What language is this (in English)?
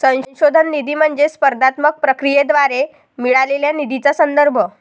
Marathi